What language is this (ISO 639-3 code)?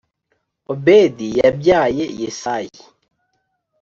kin